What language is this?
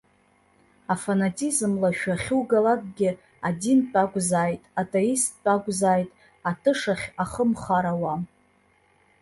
Abkhazian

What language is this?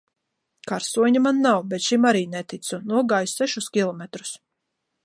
Latvian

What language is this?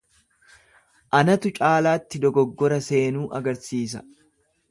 Oromo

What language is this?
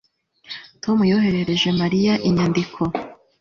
Kinyarwanda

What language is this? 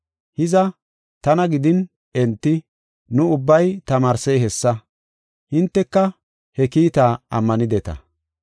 Gofa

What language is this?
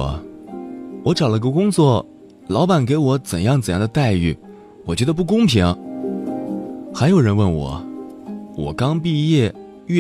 Chinese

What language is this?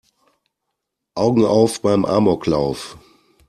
German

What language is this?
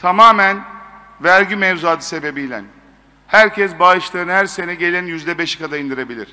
Turkish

